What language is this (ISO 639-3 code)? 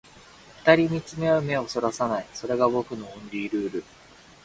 jpn